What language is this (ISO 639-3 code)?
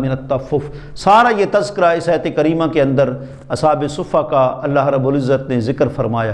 urd